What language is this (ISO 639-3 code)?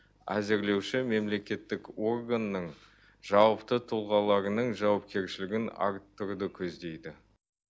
kaz